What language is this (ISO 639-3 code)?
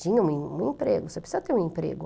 por